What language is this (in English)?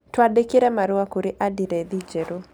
Kikuyu